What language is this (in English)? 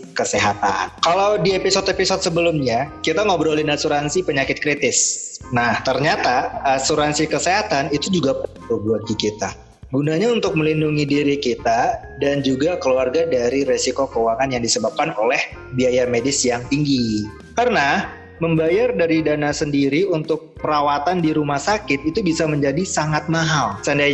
Indonesian